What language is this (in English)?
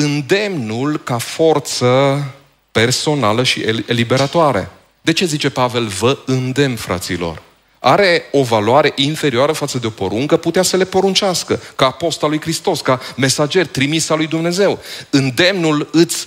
Romanian